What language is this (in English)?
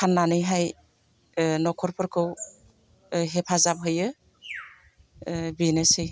Bodo